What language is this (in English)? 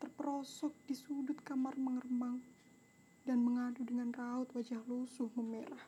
Indonesian